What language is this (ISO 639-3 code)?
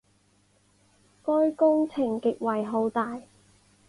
zho